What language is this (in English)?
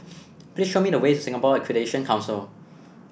English